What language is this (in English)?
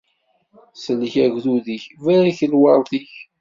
Kabyle